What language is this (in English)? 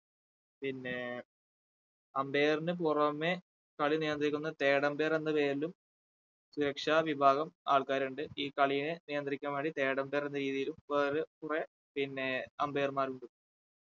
Malayalam